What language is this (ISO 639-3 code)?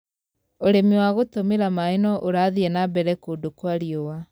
kik